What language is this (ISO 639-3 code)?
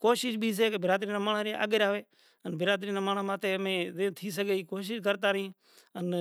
gjk